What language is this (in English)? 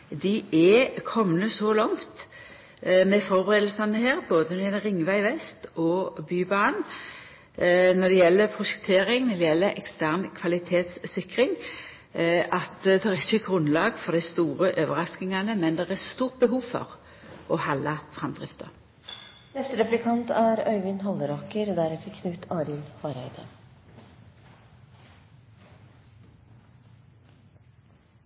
Norwegian